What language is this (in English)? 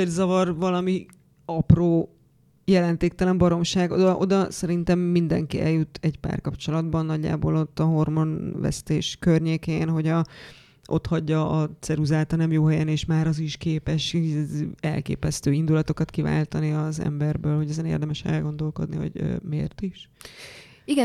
Hungarian